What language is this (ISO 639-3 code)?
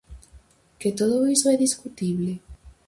glg